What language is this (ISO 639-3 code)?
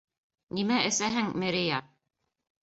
bak